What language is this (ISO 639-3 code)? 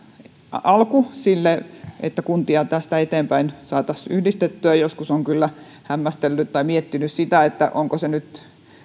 fin